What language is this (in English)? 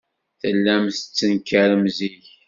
Kabyle